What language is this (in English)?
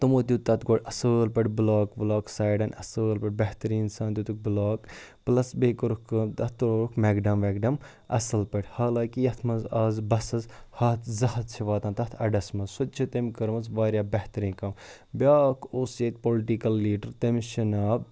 Kashmiri